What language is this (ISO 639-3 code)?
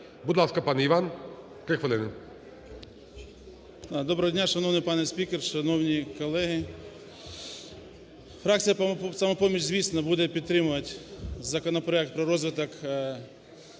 ukr